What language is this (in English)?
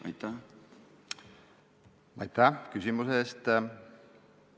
Estonian